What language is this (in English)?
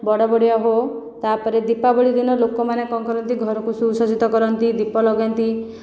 Odia